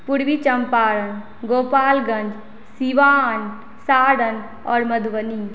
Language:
Maithili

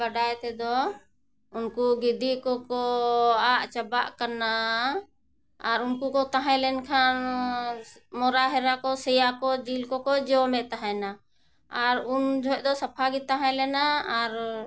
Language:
Santali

